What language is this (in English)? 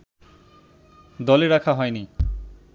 Bangla